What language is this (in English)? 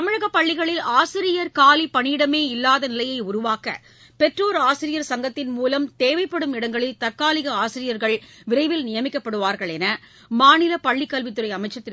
Tamil